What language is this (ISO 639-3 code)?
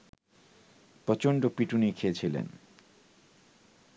ben